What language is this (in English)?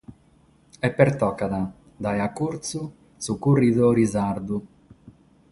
Sardinian